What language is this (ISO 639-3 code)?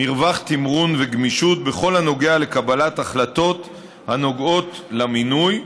heb